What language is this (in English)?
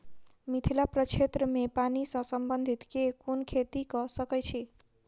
Maithili